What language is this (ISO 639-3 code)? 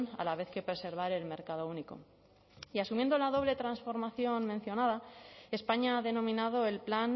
spa